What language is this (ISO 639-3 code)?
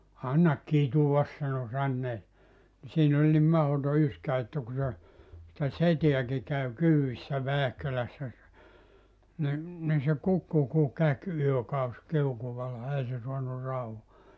fin